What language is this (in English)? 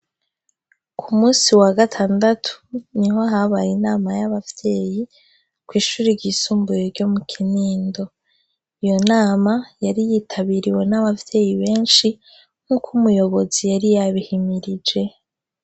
Rundi